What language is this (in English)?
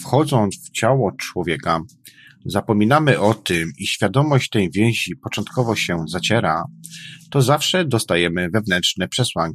Polish